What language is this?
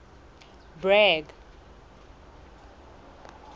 Southern Sotho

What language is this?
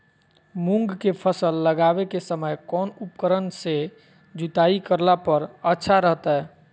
Magahi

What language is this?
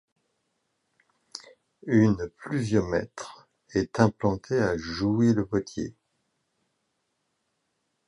French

